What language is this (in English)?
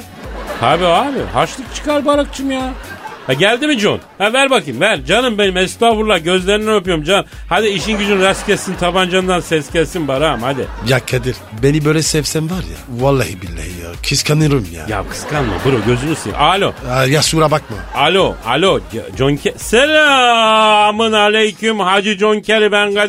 Turkish